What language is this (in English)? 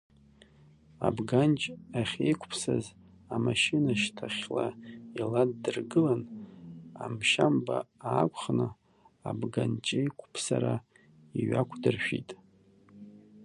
Abkhazian